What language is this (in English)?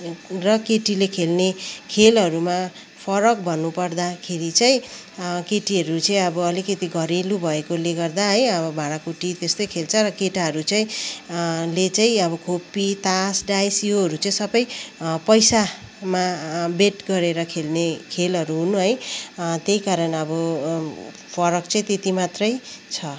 Nepali